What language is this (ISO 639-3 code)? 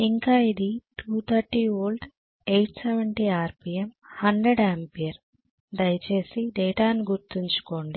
tel